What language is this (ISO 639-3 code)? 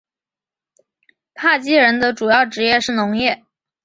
zho